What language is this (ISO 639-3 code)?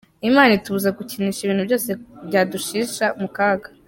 kin